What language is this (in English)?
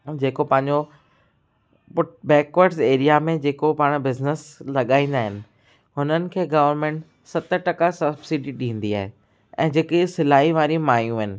Sindhi